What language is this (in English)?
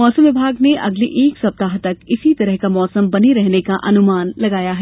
Hindi